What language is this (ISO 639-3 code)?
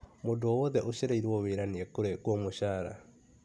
kik